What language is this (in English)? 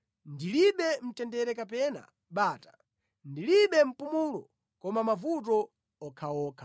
Nyanja